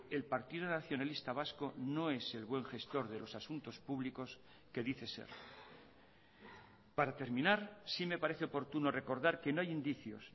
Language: Spanish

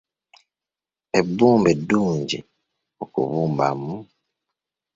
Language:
Ganda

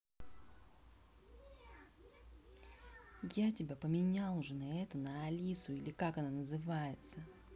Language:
Russian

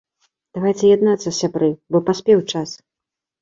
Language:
Belarusian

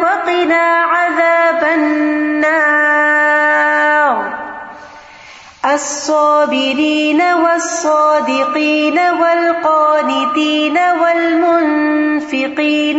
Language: Urdu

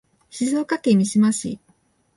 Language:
Japanese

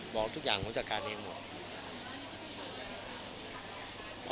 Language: Thai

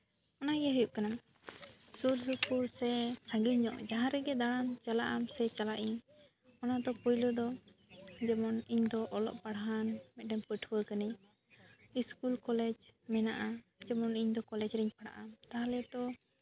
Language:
Santali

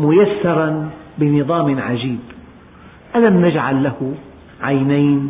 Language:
Arabic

